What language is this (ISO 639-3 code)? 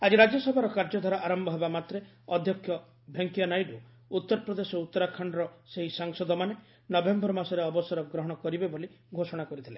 ori